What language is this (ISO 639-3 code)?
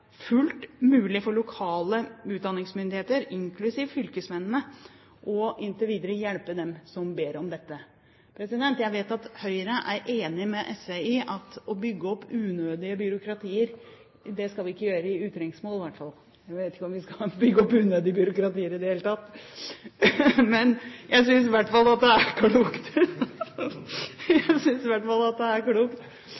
nob